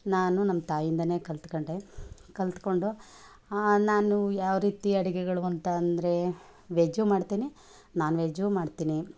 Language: Kannada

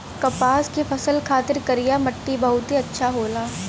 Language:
Bhojpuri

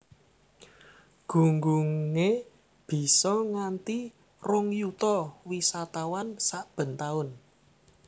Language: Javanese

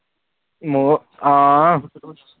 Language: Punjabi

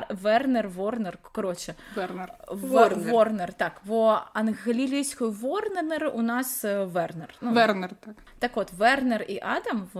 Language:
Ukrainian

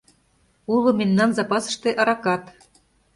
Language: Mari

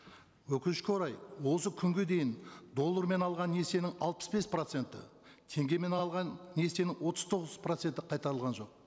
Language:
Kazakh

